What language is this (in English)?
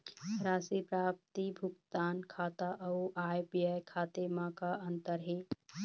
Chhattisgarhi